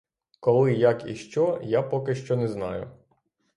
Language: Ukrainian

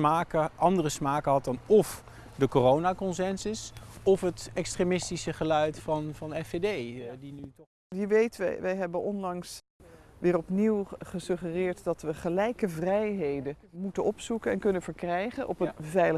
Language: Dutch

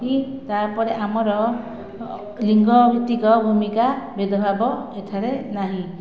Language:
Odia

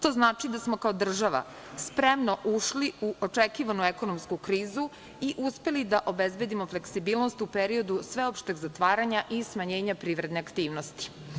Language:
Serbian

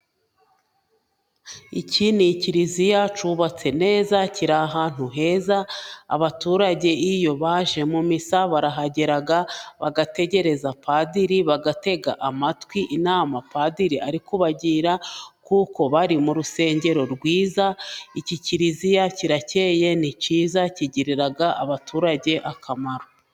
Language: Kinyarwanda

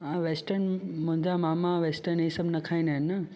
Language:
Sindhi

